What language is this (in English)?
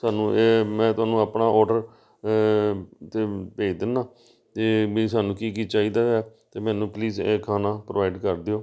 Punjabi